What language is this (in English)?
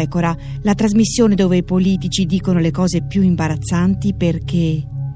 Italian